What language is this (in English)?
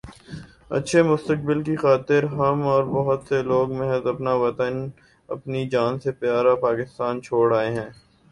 Urdu